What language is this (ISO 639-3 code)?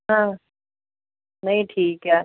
pan